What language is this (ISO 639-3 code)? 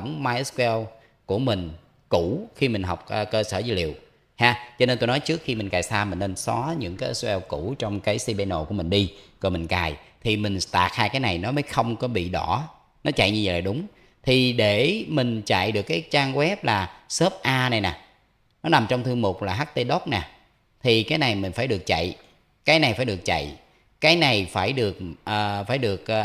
vie